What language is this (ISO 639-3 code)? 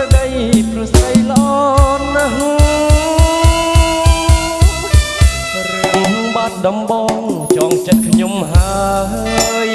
vie